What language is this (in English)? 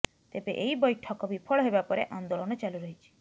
Odia